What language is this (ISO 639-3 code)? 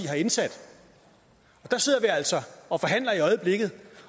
dan